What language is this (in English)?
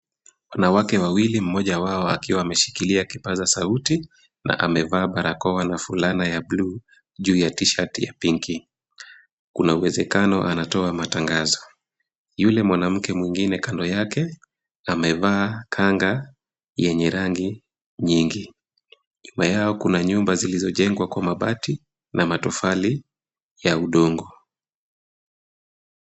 Swahili